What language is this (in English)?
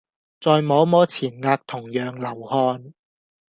Cantonese